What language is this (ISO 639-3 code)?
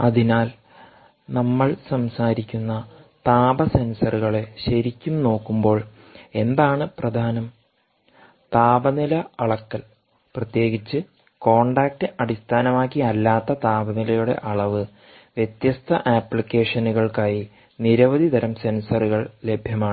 mal